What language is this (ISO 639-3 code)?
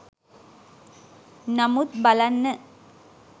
sin